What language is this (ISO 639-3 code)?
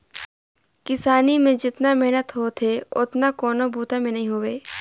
hne